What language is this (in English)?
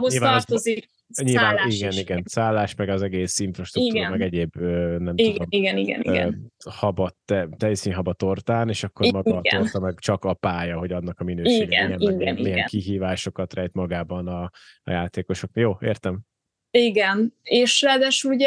Hungarian